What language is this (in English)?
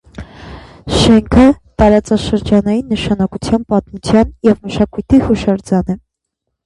Armenian